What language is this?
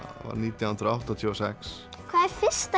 Icelandic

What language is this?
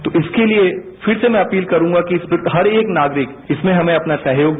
Hindi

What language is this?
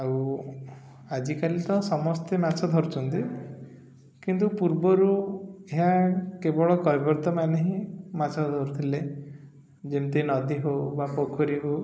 Odia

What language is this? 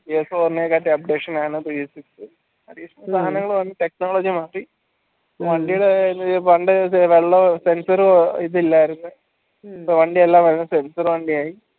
Malayalam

